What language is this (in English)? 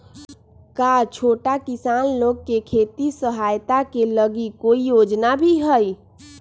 Magahi